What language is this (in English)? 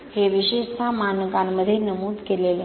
Marathi